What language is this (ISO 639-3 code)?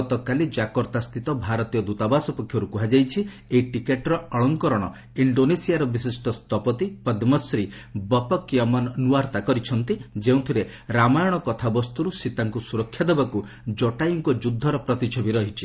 ori